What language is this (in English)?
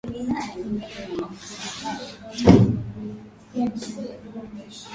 Swahili